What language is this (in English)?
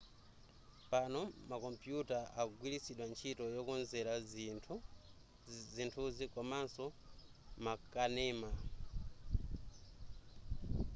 Nyanja